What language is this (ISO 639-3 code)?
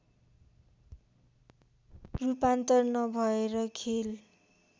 nep